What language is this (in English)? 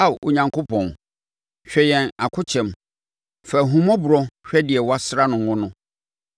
Akan